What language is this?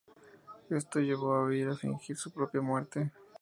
Spanish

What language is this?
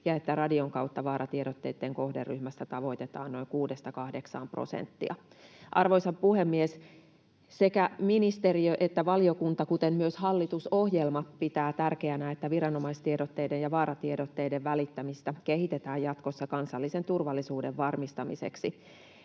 Finnish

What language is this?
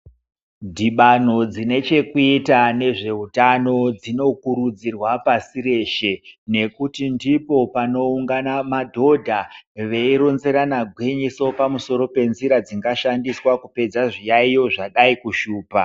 Ndau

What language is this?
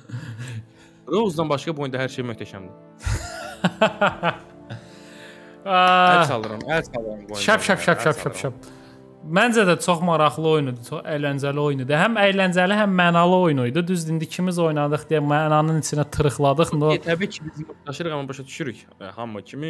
Turkish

